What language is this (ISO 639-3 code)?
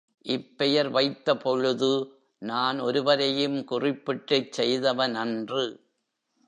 tam